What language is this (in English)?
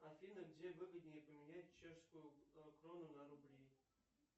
Russian